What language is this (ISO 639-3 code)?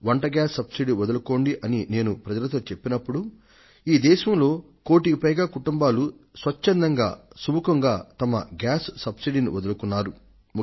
tel